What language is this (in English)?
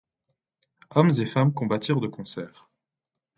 French